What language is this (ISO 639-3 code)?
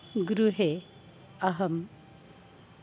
san